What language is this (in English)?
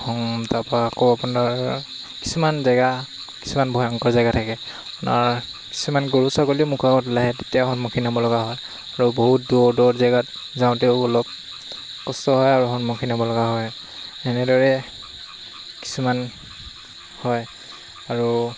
Assamese